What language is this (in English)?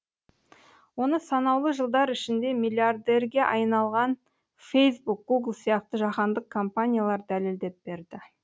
Kazakh